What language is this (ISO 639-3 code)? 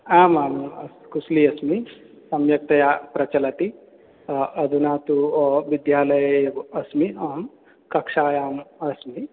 san